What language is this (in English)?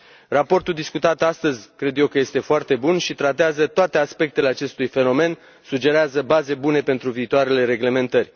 Romanian